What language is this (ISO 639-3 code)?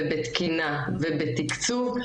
heb